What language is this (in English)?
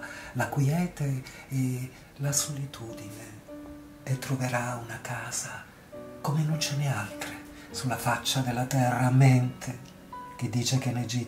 Italian